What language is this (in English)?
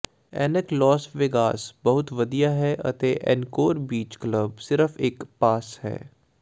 Punjabi